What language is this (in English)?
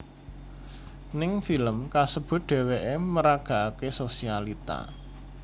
Javanese